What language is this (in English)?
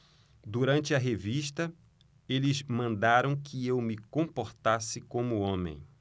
Portuguese